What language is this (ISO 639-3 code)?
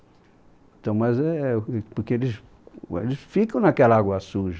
por